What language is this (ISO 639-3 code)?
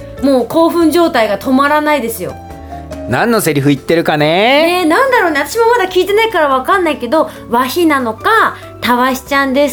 jpn